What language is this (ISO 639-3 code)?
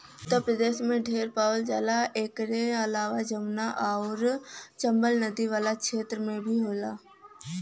bho